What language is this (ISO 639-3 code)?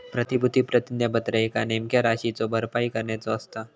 mar